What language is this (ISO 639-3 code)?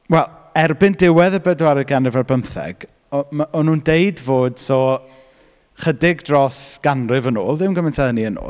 cym